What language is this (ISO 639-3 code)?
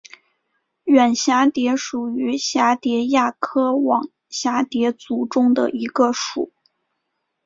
zho